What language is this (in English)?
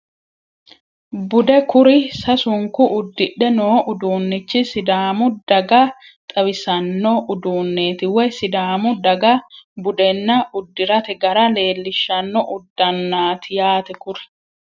Sidamo